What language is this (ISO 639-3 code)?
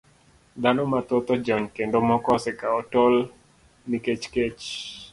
luo